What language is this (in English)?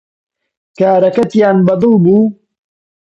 Central Kurdish